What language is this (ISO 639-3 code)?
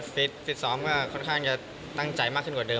tha